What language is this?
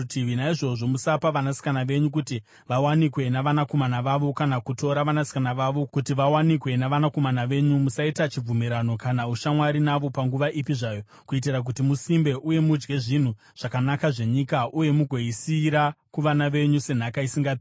Shona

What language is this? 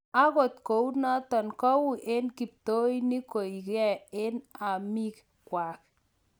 Kalenjin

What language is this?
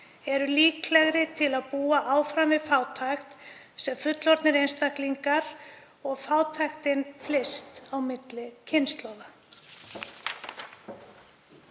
Icelandic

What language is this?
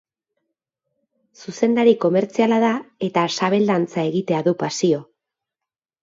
Basque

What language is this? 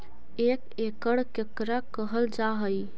Magahi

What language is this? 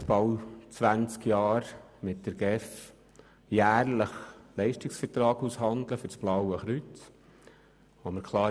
Swiss German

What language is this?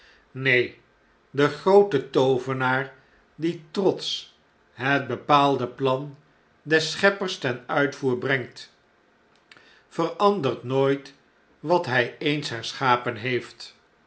Dutch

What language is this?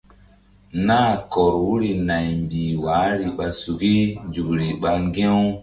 Mbum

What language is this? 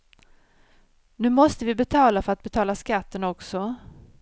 Swedish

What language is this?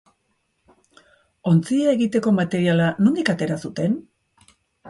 Basque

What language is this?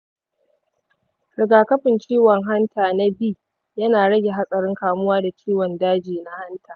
Hausa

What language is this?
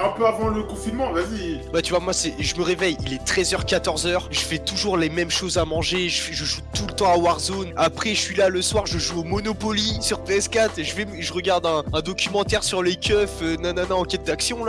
French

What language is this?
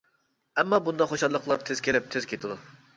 Uyghur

